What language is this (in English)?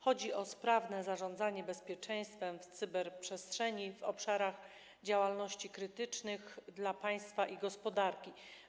Polish